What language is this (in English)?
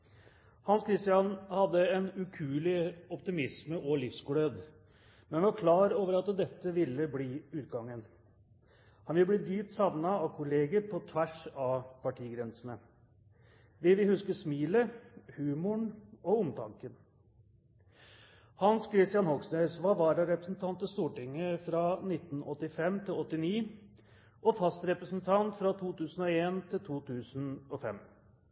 Norwegian Bokmål